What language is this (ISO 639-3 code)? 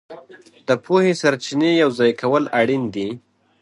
pus